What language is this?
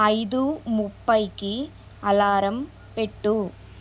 Telugu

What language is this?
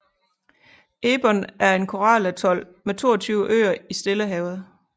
Danish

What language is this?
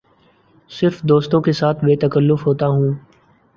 Urdu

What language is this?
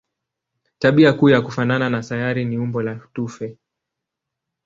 Swahili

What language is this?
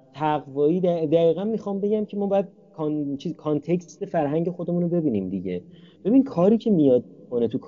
Persian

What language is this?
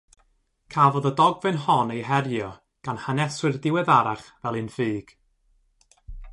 Welsh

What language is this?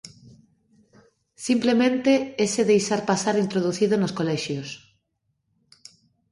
Galician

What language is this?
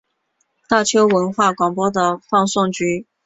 Chinese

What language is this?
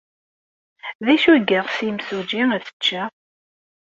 Kabyle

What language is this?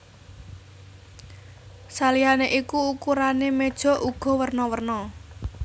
Javanese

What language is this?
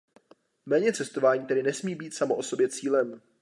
Czech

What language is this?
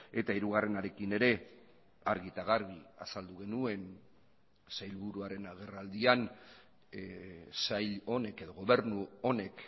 Basque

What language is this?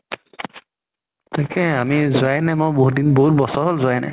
Assamese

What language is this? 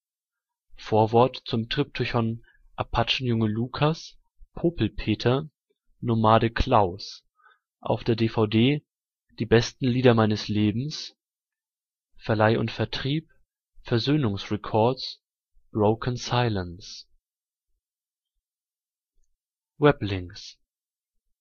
German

